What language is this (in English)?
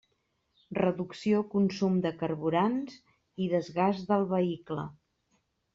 Catalan